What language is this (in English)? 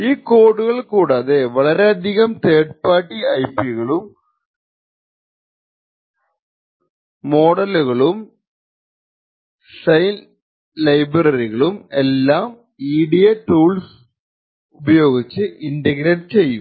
Malayalam